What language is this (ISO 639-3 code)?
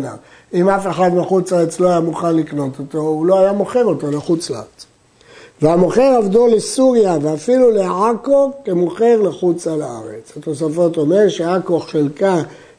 heb